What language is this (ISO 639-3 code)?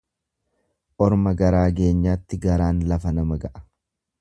orm